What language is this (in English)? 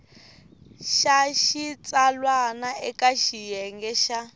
Tsonga